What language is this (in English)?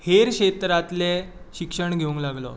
Konkani